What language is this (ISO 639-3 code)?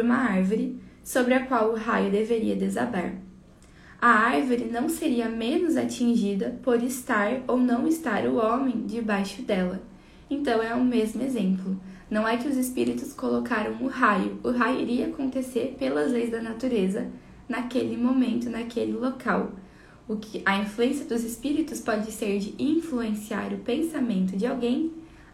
por